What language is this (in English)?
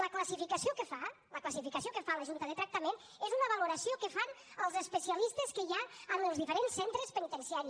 Catalan